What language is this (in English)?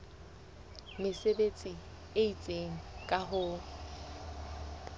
Southern Sotho